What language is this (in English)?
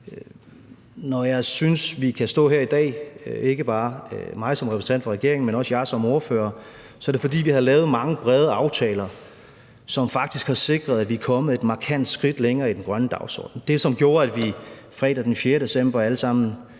Danish